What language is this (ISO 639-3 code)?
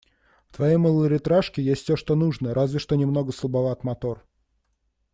rus